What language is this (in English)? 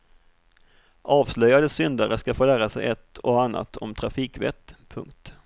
Swedish